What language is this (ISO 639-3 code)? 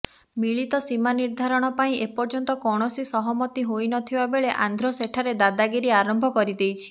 ori